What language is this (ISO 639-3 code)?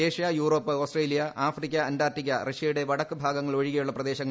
mal